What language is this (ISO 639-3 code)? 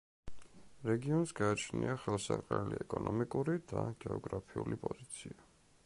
kat